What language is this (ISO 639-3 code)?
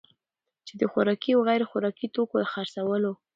pus